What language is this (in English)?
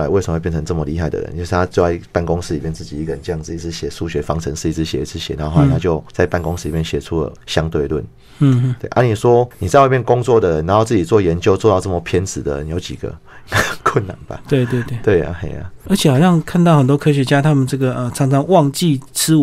Chinese